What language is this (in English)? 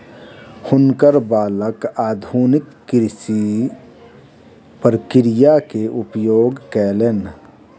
Maithili